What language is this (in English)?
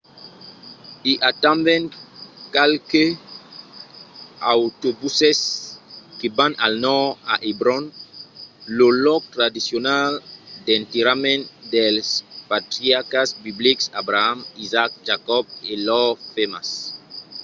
Occitan